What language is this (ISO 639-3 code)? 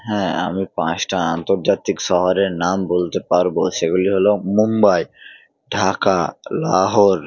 ben